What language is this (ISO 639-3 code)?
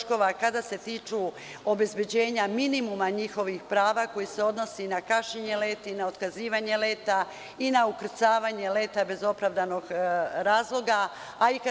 srp